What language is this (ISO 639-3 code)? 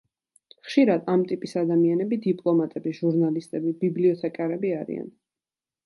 kat